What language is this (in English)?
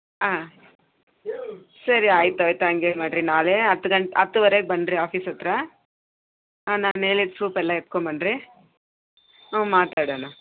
Kannada